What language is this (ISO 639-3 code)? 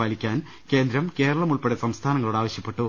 mal